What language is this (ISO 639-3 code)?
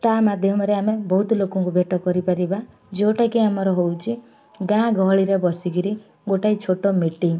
ori